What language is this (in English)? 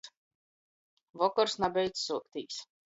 Latgalian